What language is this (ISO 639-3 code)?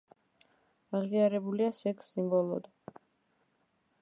kat